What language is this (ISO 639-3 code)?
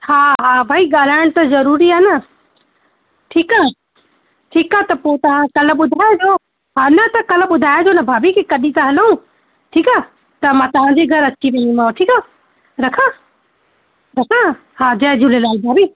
snd